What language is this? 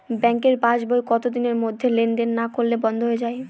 Bangla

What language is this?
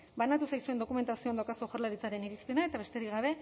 Basque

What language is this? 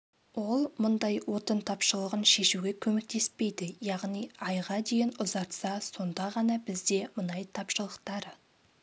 Kazakh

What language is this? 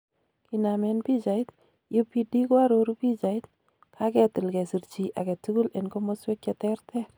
Kalenjin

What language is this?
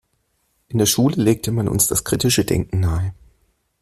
German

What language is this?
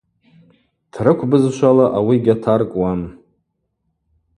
Abaza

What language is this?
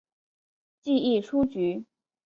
Chinese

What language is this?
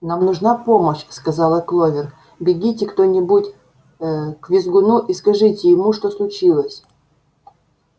Russian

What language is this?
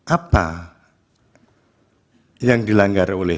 Indonesian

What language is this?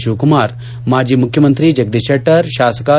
Kannada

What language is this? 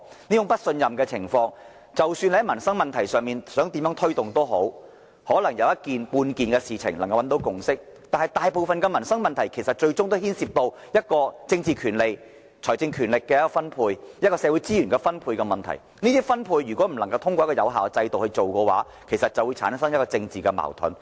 Cantonese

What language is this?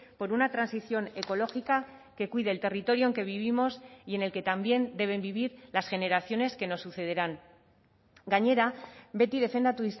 Spanish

